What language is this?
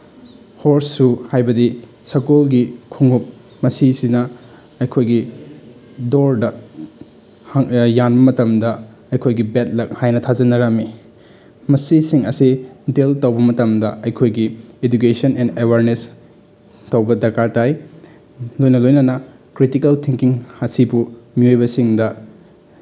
Manipuri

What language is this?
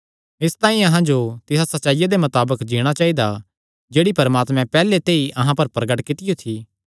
Kangri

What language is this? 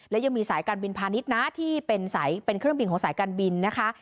Thai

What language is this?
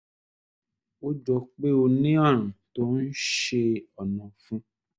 Yoruba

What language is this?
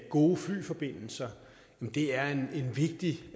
Danish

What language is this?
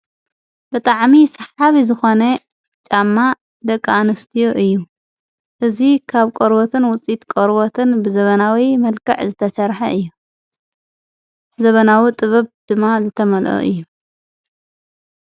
Tigrinya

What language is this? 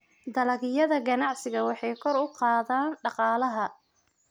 Somali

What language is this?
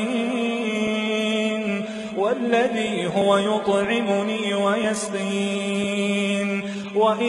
Arabic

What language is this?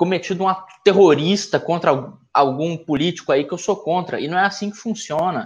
Portuguese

